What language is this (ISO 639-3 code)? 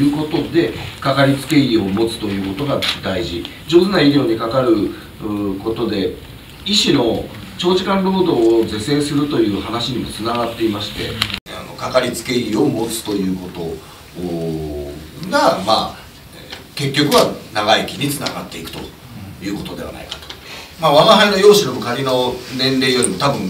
jpn